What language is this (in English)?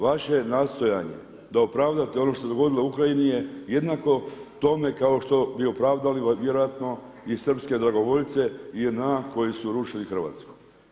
Croatian